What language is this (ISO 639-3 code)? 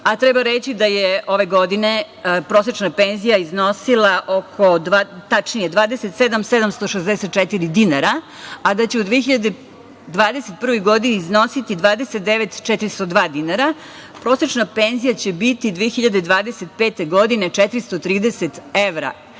srp